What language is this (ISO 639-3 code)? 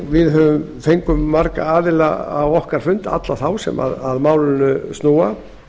isl